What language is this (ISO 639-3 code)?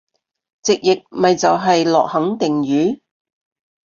yue